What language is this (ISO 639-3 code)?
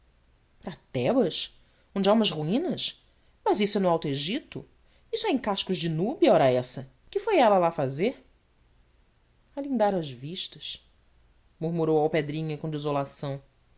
por